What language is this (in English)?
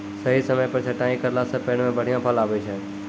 Maithili